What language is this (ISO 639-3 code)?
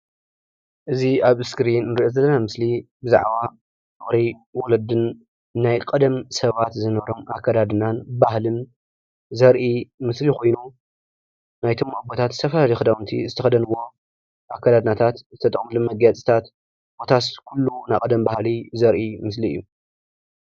tir